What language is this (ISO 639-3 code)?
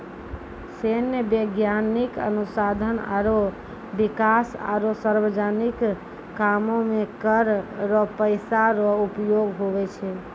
mai